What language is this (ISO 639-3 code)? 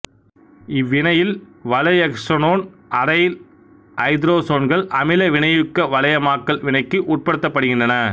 tam